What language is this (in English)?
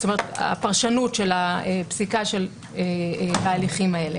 Hebrew